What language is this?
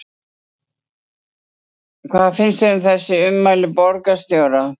Icelandic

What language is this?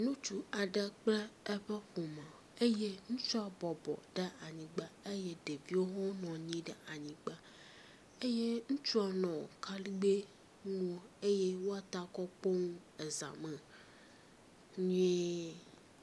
Ewe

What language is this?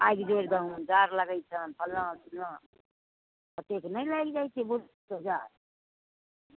Maithili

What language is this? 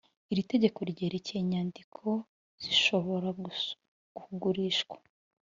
Kinyarwanda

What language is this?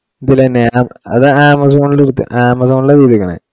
Malayalam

